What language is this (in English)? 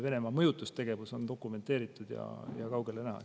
Estonian